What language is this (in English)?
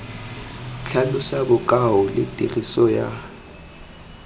Tswana